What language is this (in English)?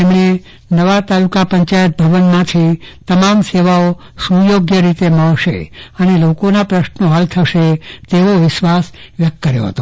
Gujarati